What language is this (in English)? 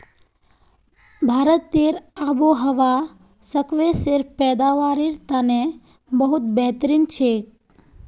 Magahi